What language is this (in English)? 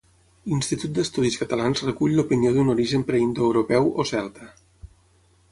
Catalan